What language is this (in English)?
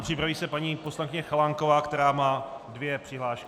Czech